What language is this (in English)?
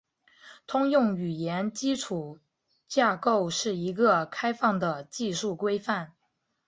Chinese